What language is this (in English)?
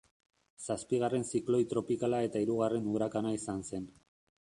Basque